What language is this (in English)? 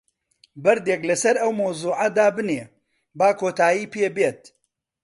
Central Kurdish